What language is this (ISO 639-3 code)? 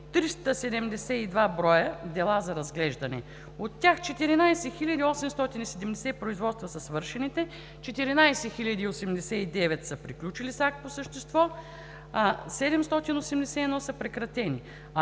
bul